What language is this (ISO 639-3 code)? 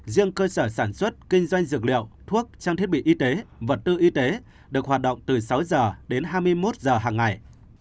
vie